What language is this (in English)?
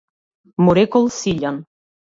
Macedonian